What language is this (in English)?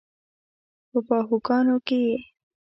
Pashto